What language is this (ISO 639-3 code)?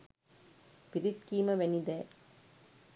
sin